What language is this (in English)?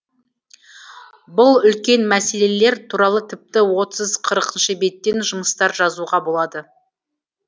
Kazakh